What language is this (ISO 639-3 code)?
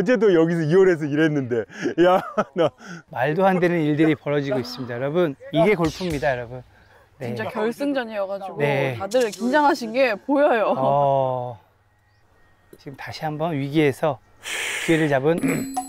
kor